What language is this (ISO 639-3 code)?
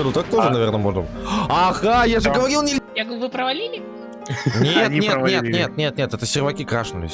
rus